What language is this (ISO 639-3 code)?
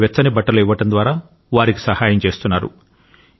tel